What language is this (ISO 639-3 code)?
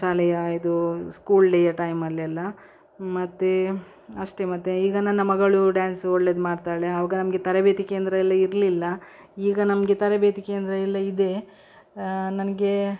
kan